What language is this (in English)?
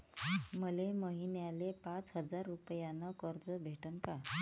Marathi